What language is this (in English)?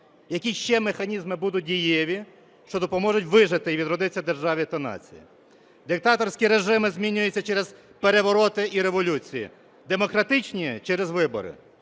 Ukrainian